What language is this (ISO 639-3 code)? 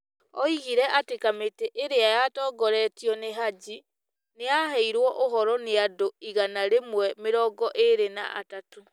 kik